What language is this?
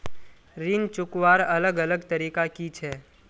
Magahi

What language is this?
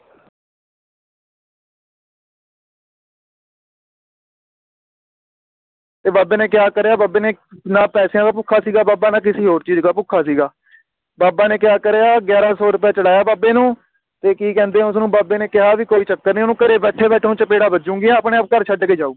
Punjabi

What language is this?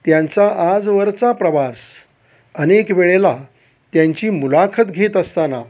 Marathi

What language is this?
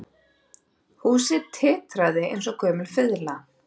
Icelandic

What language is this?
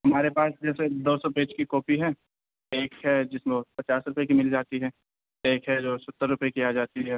Urdu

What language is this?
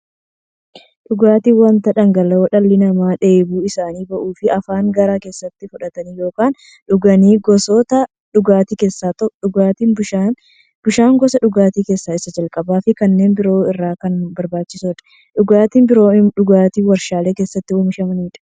Oromo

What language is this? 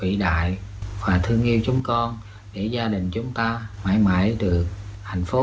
Vietnamese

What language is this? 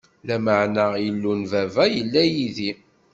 Kabyle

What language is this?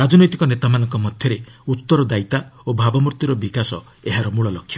Odia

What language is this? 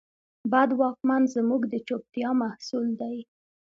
Pashto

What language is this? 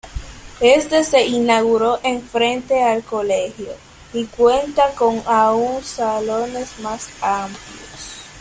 Spanish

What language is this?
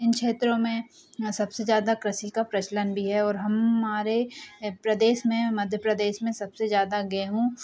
Hindi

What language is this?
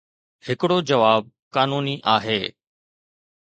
Sindhi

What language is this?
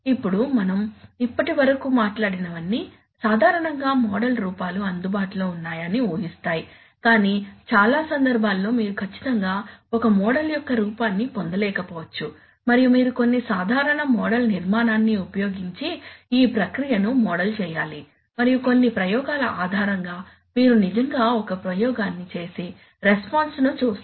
Telugu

